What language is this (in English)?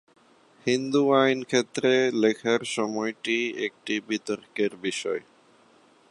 Bangla